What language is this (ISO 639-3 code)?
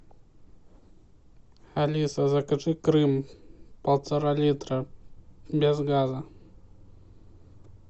rus